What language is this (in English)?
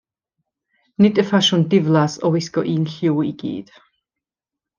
Welsh